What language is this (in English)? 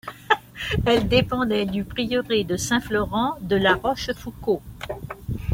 French